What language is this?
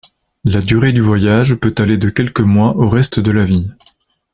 French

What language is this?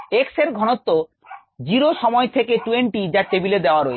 Bangla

